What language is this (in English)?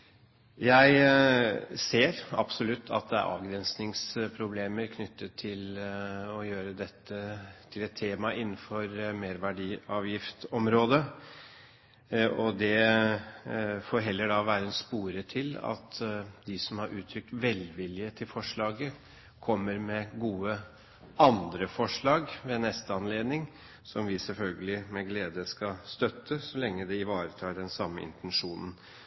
Norwegian Bokmål